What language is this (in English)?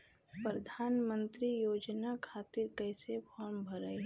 Bhojpuri